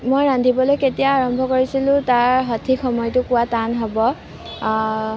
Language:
Assamese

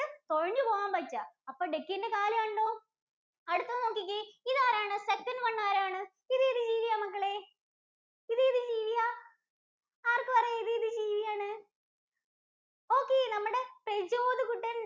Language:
Malayalam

